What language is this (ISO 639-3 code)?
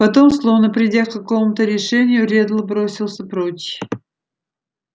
rus